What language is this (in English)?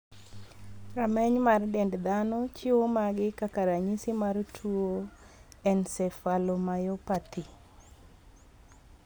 Luo (Kenya and Tanzania)